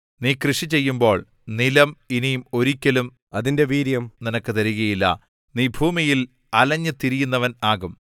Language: Malayalam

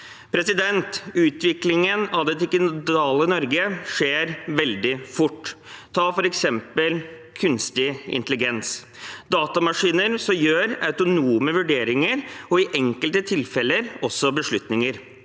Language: Norwegian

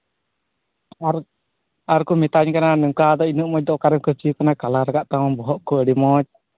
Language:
Santali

